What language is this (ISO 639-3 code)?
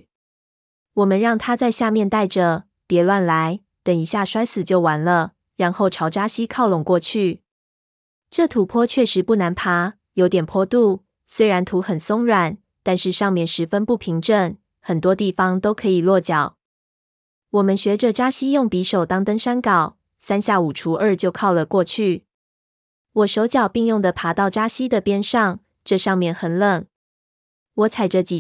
zho